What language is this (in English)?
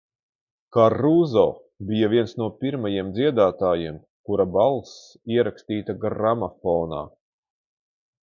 Latvian